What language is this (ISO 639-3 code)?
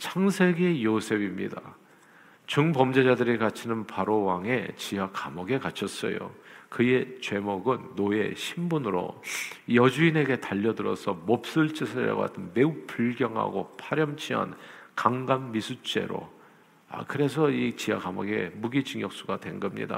kor